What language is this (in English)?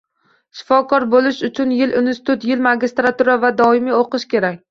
Uzbek